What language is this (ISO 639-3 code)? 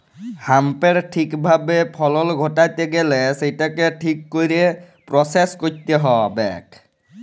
ben